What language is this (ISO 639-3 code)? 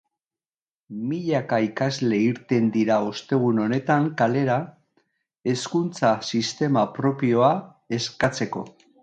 eus